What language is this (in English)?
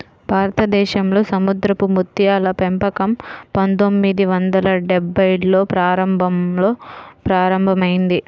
Telugu